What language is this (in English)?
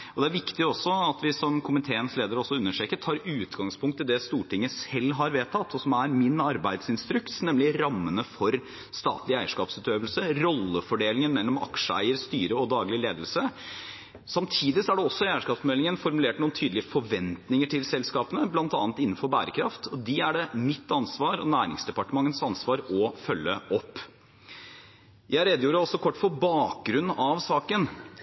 Norwegian Bokmål